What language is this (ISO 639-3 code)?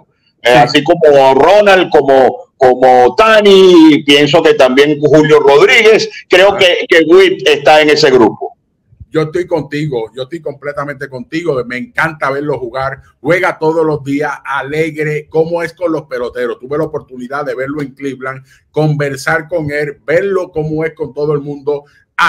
spa